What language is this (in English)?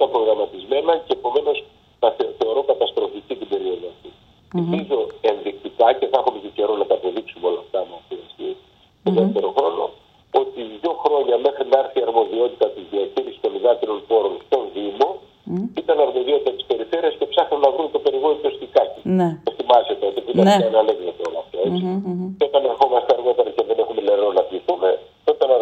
Greek